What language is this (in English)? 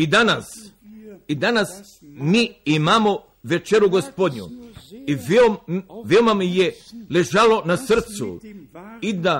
Croatian